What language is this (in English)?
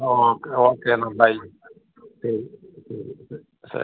Malayalam